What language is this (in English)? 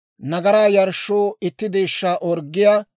Dawro